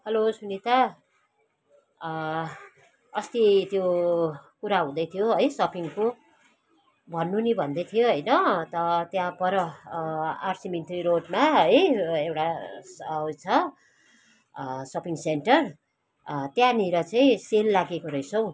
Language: Nepali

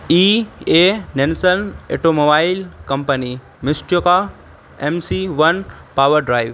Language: Urdu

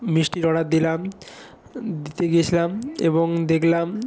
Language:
Bangla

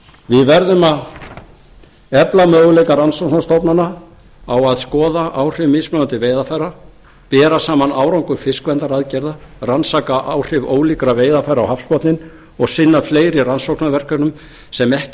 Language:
Icelandic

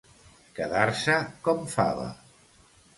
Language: Catalan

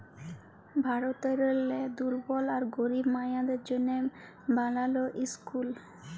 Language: Bangla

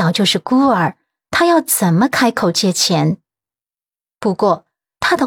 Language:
Chinese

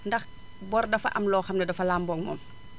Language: Wolof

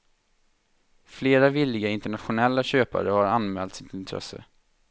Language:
Swedish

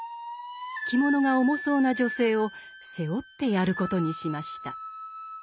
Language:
Japanese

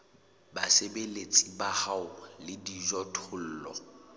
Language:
Southern Sotho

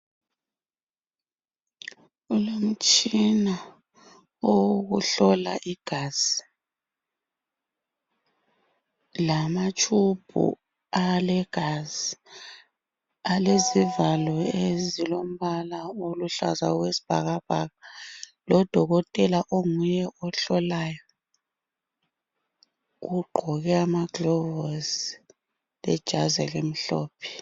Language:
North Ndebele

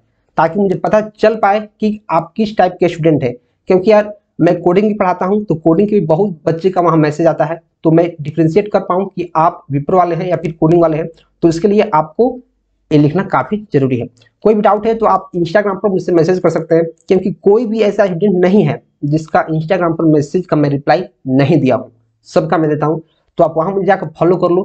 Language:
Hindi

